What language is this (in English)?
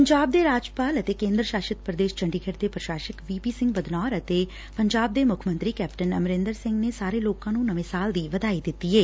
Punjabi